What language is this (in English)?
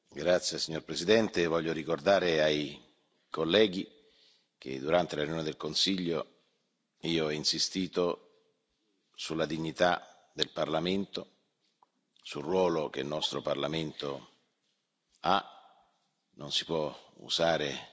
Italian